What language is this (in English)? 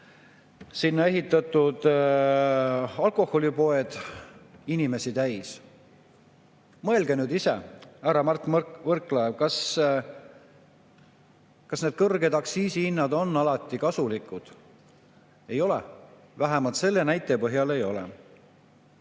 Estonian